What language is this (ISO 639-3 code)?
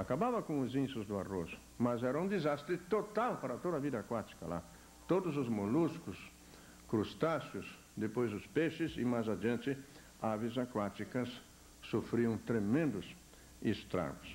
por